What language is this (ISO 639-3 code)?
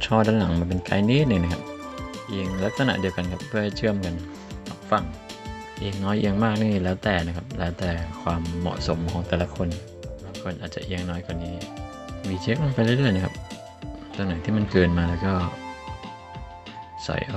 tha